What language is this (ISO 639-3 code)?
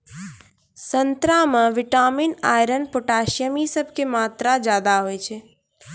mai